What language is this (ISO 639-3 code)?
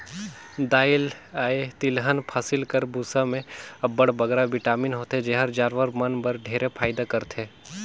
hne